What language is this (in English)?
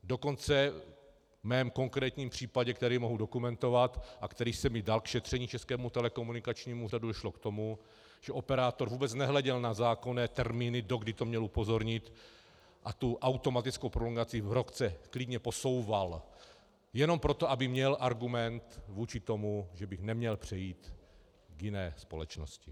Czech